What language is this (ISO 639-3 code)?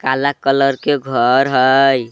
mag